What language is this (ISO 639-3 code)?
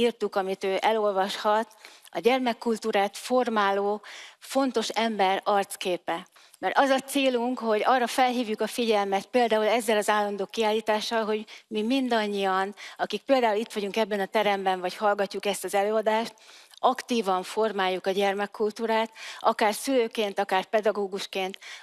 hun